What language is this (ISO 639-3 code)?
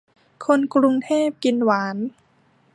tha